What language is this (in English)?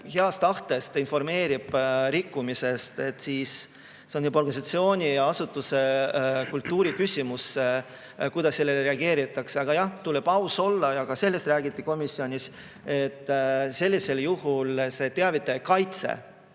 Estonian